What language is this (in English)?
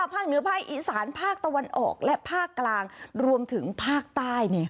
Thai